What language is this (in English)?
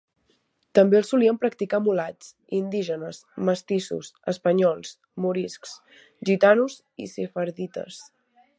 Catalan